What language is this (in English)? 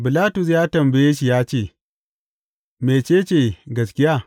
Hausa